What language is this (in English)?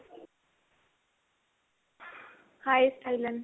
Punjabi